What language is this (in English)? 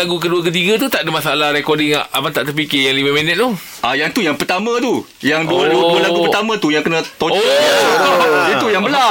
Malay